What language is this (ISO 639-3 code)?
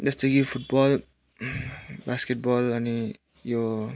nep